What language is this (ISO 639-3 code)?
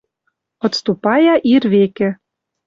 mrj